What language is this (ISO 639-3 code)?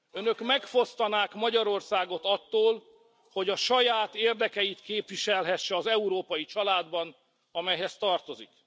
hun